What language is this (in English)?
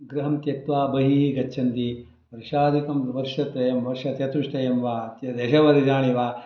Sanskrit